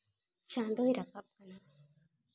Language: Santali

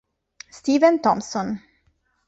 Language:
Italian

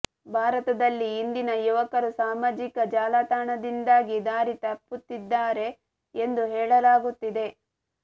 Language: Kannada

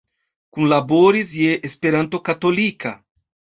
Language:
Esperanto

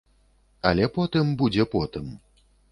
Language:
Belarusian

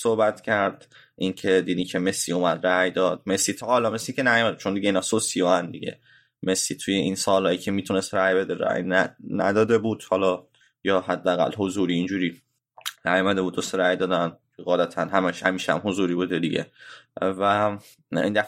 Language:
Persian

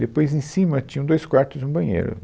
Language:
Portuguese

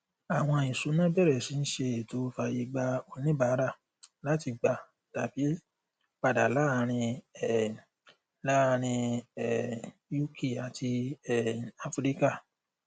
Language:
Yoruba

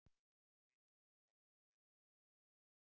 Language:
Icelandic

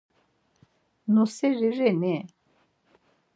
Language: Laz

